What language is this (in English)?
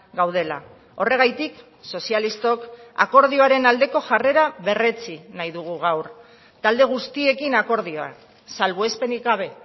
Basque